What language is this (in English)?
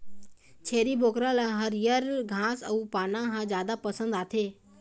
Chhattisgarhi